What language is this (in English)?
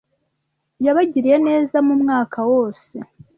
Kinyarwanda